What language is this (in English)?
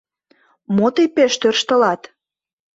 Mari